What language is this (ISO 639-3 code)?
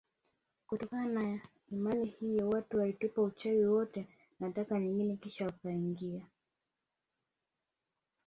swa